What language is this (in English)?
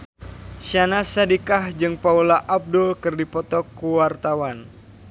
Sundanese